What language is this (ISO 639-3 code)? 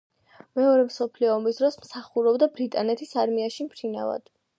kat